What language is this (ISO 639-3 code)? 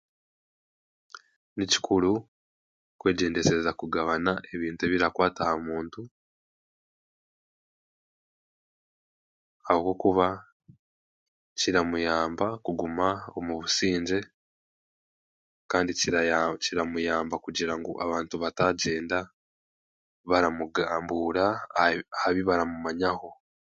cgg